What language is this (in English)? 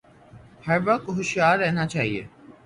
Urdu